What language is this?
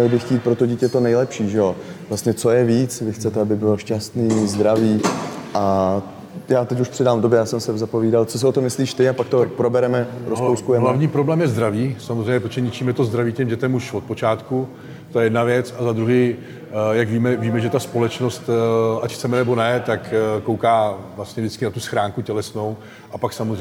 Czech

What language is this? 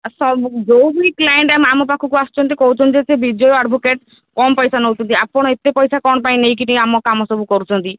Odia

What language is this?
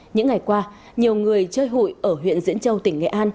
Vietnamese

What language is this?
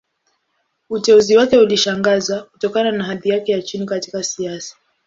Swahili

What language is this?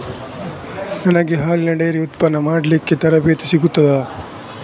Kannada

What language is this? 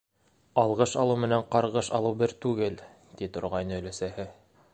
Bashkir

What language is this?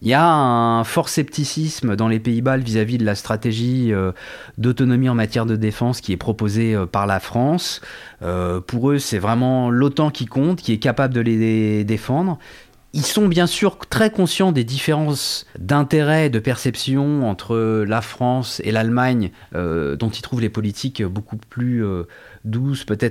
French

